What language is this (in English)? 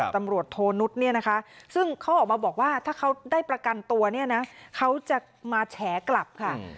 Thai